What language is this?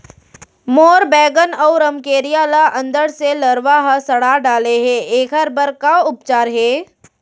Chhattisgarhi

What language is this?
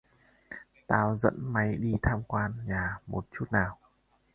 Vietnamese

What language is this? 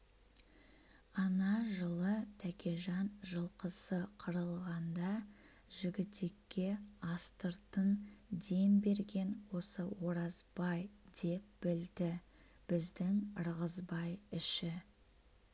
Kazakh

